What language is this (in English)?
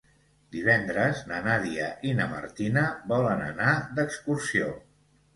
Catalan